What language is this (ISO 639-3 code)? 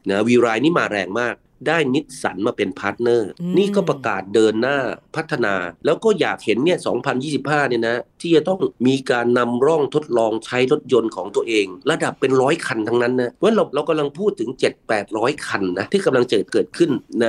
tha